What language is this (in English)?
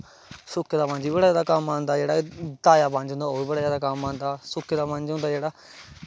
Dogri